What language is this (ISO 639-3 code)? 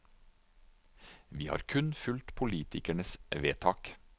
nor